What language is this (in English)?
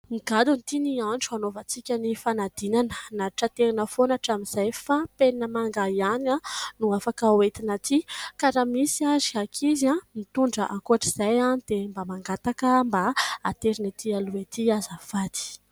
Malagasy